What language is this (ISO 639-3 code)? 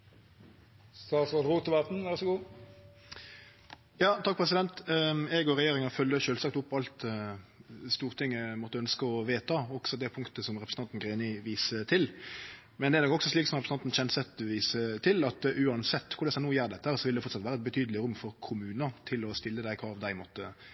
nno